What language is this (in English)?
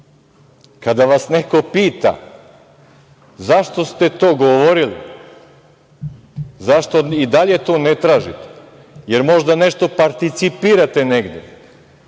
Serbian